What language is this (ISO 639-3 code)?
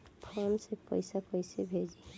bho